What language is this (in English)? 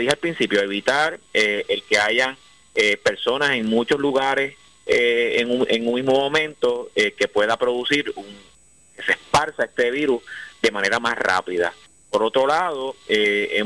Spanish